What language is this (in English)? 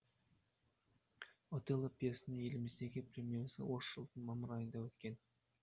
Kazakh